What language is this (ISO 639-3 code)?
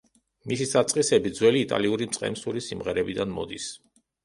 kat